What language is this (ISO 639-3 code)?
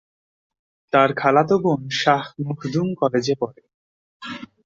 ben